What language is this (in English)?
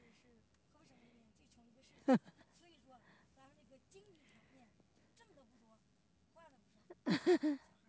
Chinese